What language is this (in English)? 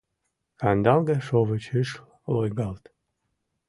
Mari